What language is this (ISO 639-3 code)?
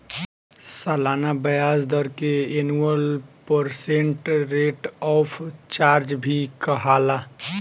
bho